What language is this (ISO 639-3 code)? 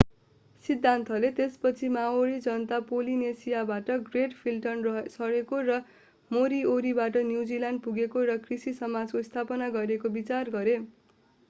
nep